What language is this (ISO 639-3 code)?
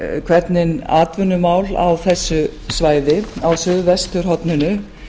isl